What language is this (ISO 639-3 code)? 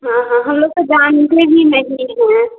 hin